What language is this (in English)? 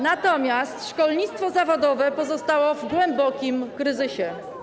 Polish